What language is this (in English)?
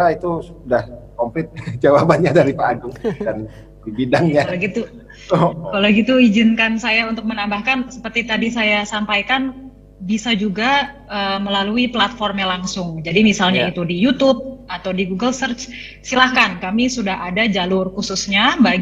Indonesian